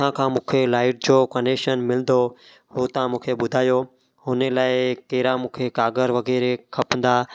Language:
Sindhi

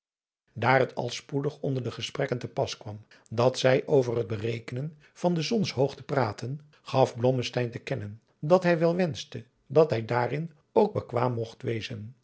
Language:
Dutch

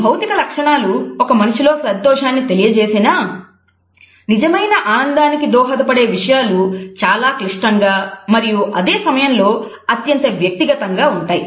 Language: Telugu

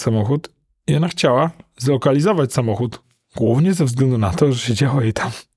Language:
Polish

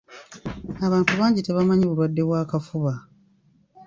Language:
Ganda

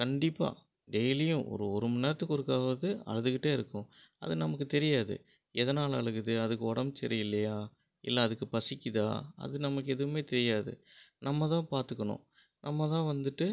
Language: Tamil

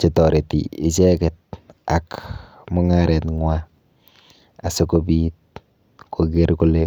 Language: Kalenjin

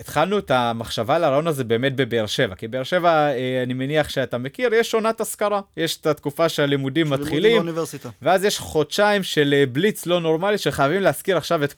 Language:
Hebrew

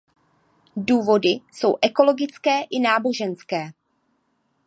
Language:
Czech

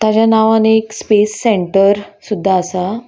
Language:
Konkani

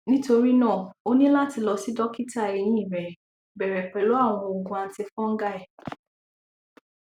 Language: Yoruba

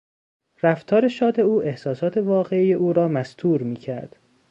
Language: Persian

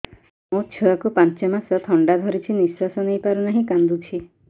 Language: Odia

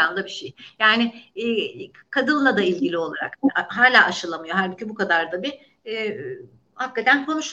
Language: Turkish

